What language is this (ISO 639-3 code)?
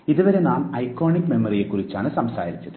mal